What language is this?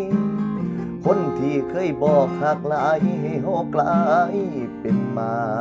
Thai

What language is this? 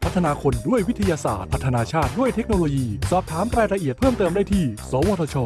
Thai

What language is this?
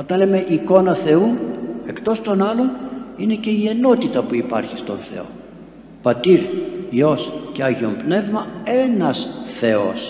Greek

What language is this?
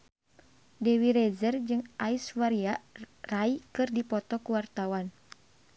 Sundanese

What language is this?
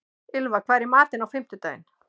Icelandic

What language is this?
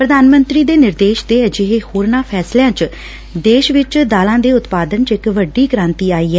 Punjabi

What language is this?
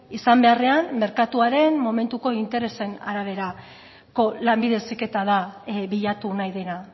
Basque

